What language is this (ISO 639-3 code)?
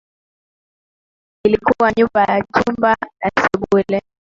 swa